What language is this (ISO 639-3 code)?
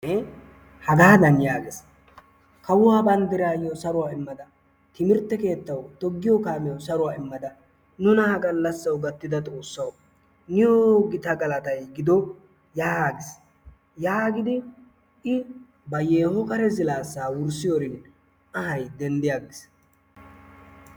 wal